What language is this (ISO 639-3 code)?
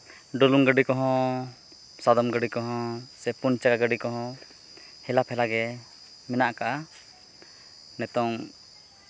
sat